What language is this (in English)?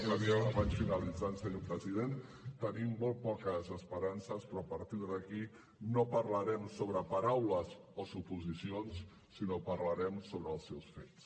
Catalan